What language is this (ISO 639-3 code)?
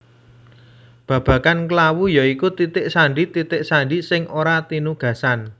jav